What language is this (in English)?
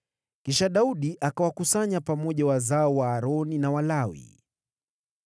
Swahili